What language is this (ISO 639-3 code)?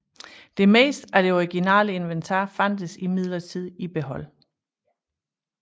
dan